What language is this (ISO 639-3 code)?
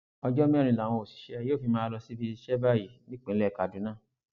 yor